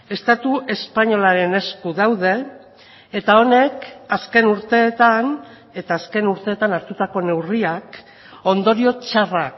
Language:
Basque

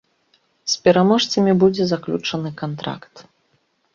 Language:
Belarusian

